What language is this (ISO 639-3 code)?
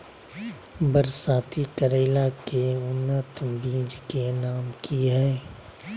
mag